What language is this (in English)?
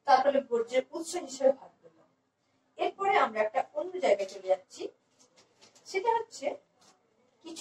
Turkish